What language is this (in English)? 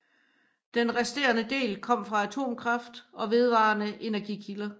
Danish